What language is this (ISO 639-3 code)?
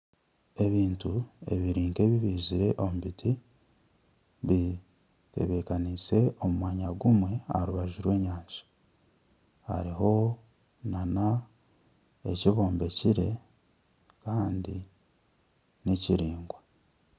nyn